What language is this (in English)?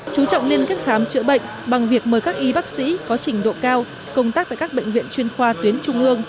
Vietnamese